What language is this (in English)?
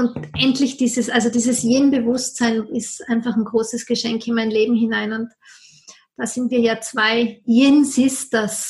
German